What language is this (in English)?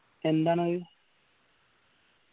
Malayalam